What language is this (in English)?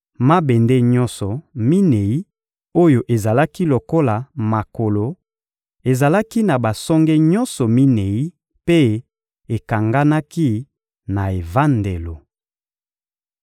Lingala